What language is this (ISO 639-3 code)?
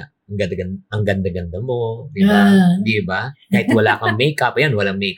fil